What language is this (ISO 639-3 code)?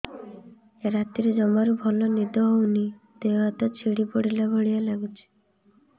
ori